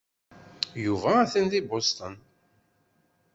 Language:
Kabyle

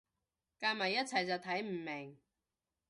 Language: Cantonese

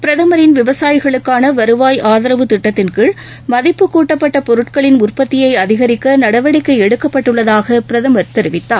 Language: Tamil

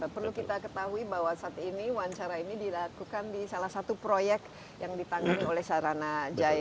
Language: Indonesian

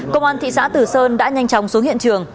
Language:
Vietnamese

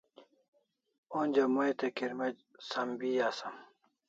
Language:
Kalasha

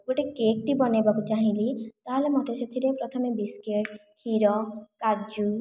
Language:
Odia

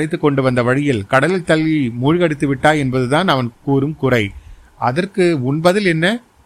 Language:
Tamil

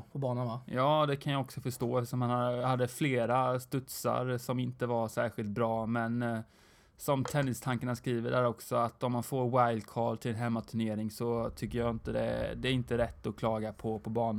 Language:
Swedish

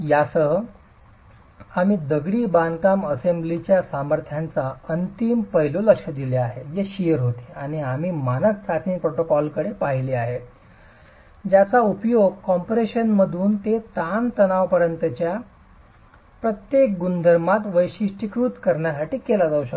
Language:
Marathi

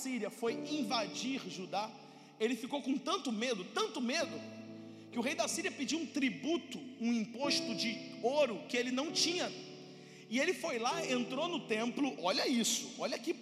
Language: Portuguese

